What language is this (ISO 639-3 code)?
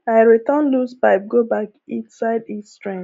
pcm